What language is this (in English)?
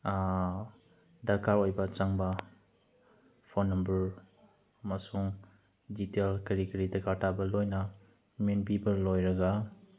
Manipuri